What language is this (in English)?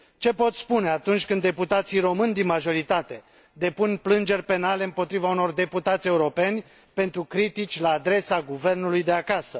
Romanian